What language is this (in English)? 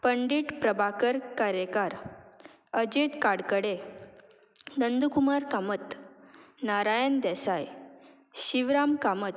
Konkani